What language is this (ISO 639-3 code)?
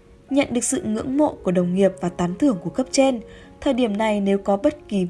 vie